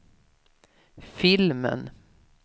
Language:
Swedish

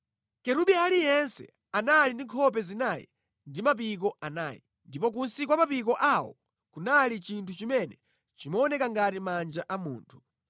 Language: Nyanja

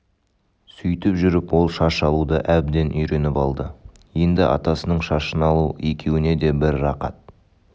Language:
Kazakh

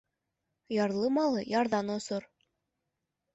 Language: Bashkir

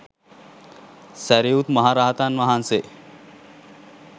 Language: Sinhala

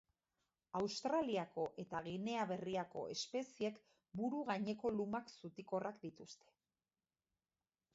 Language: Basque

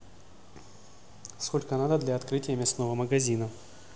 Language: Russian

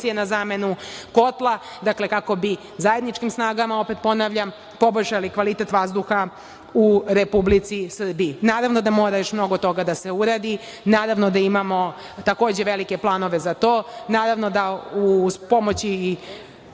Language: Serbian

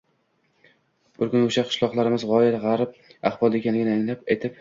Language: Uzbek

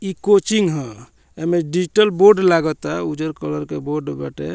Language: Bhojpuri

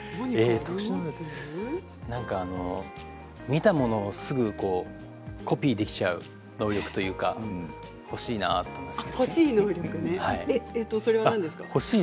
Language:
Japanese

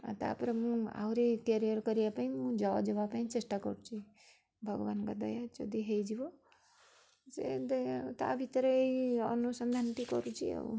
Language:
Odia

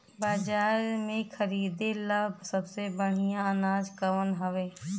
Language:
Bhojpuri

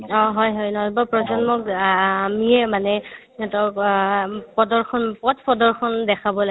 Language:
Assamese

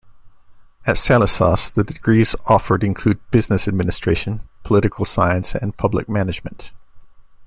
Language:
English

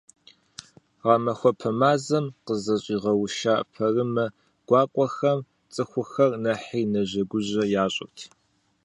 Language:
Kabardian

